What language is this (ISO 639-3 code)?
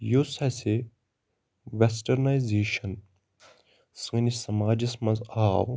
kas